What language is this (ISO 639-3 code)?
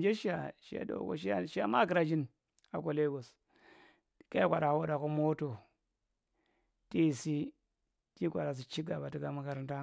mrt